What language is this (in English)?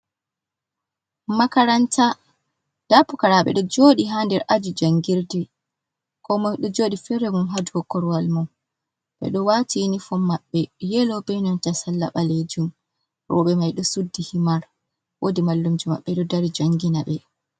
Fula